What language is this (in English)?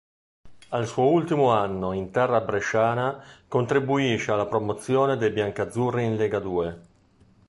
Italian